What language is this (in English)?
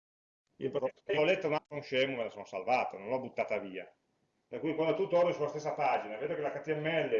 Italian